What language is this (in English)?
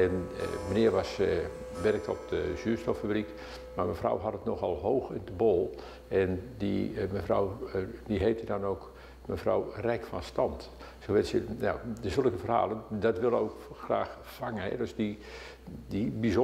Dutch